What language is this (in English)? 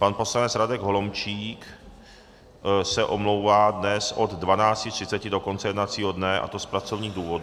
Czech